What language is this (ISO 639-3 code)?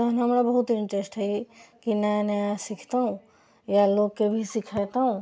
mai